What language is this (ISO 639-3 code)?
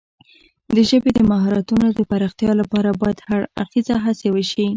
pus